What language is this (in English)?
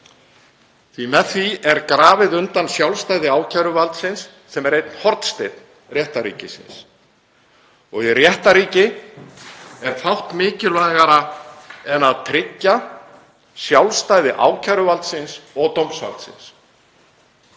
Icelandic